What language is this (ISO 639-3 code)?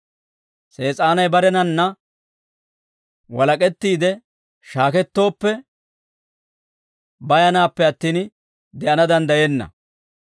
dwr